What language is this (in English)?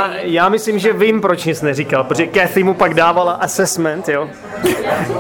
Czech